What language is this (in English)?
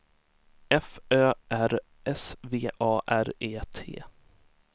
Swedish